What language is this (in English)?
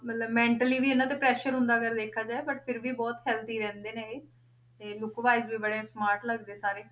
Punjabi